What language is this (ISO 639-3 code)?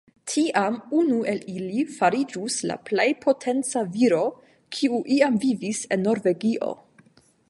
epo